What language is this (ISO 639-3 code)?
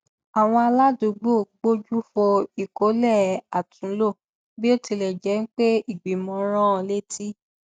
yor